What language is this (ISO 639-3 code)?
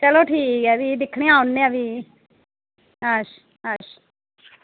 doi